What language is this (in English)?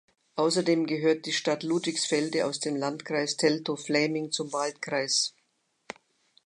German